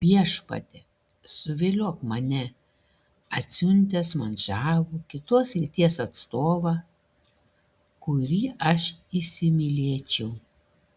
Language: Lithuanian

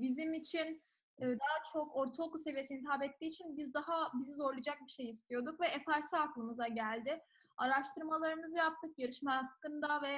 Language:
Turkish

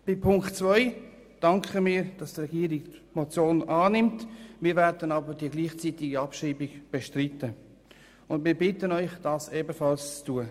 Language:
Swiss German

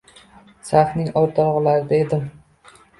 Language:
Uzbek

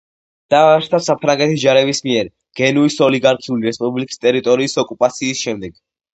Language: Georgian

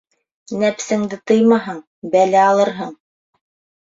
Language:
Bashkir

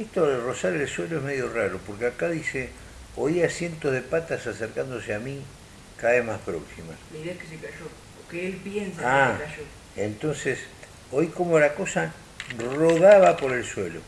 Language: Spanish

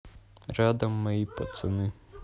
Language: Russian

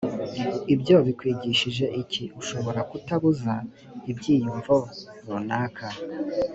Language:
Kinyarwanda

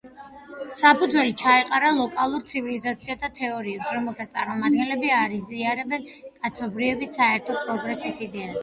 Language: Georgian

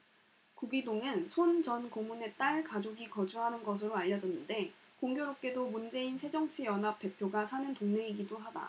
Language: Korean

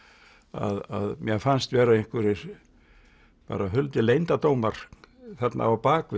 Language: Icelandic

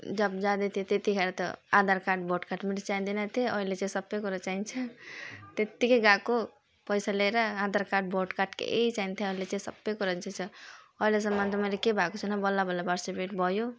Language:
Nepali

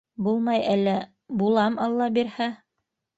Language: Bashkir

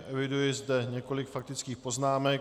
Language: Czech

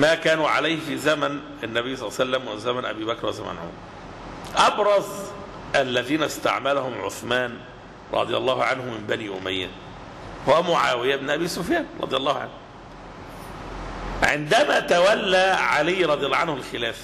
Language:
Arabic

